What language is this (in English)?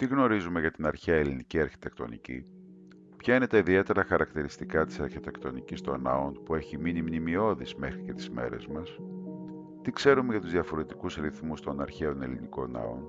Greek